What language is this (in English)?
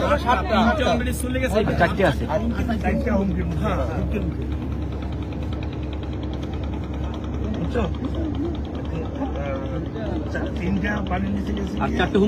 Arabic